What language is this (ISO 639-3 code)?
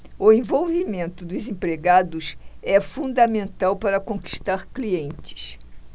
por